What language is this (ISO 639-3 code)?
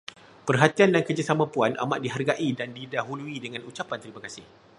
msa